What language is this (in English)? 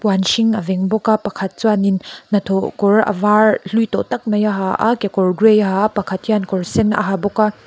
Mizo